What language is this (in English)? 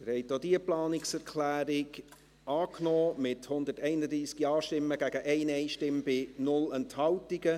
Swiss German